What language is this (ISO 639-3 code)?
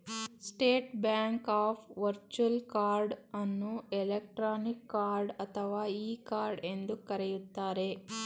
kan